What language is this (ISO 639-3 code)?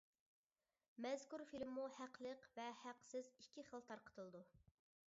uig